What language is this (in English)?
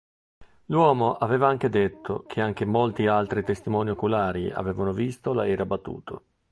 Italian